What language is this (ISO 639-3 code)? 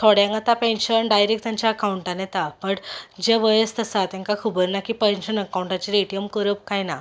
kok